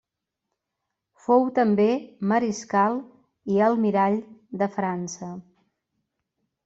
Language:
Catalan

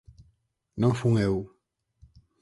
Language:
Galician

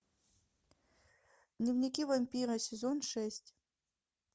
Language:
Russian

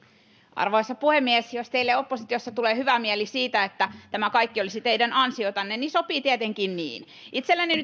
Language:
Finnish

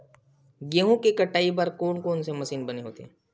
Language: Chhattisgarhi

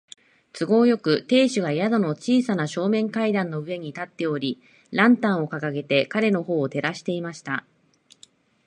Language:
Japanese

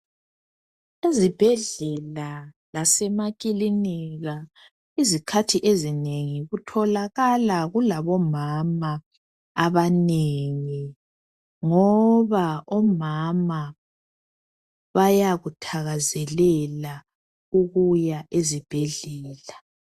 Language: North Ndebele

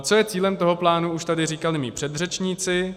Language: Czech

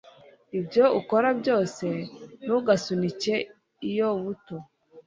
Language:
Kinyarwanda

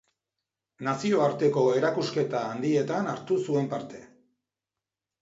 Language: Basque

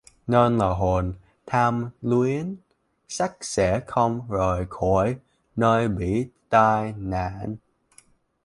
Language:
Vietnamese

